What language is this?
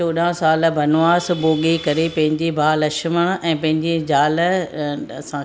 Sindhi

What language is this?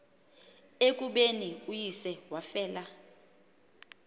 Xhosa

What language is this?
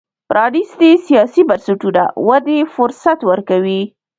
Pashto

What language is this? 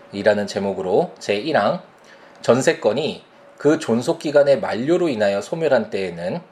Korean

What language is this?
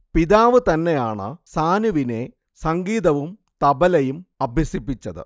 Malayalam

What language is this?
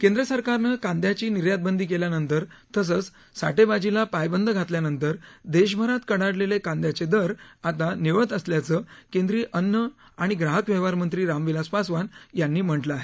Marathi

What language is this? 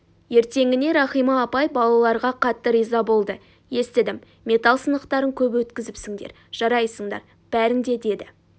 Kazakh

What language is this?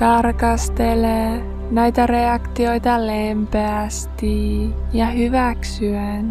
Finnish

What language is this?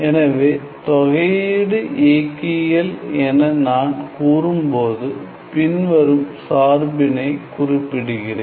Tamil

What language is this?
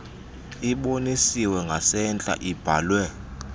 Xhosa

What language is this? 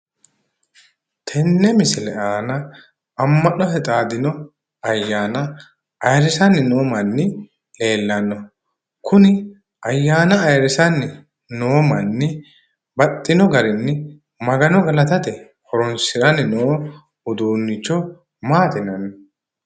Sidamo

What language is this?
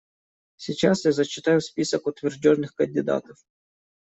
Russian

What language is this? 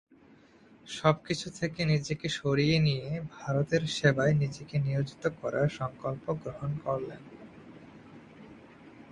Bangla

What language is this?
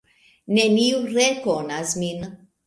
Esperanto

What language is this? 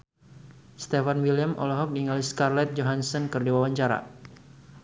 Sundanese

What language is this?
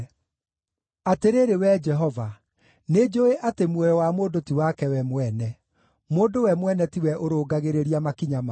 Kikuyu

